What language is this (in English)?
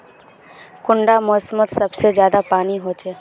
Magahi